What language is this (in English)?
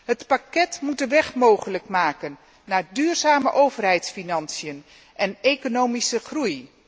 Dutch